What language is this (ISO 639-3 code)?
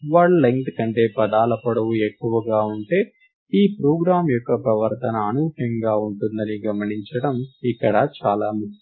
tel